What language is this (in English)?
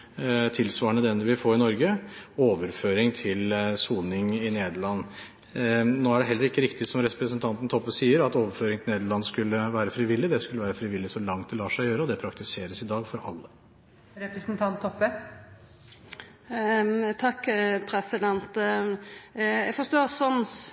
Norwegian